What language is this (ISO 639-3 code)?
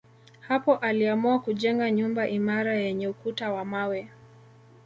swa